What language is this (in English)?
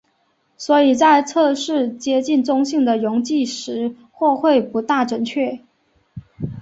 Chinese